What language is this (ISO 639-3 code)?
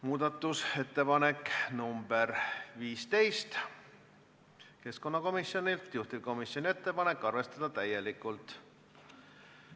est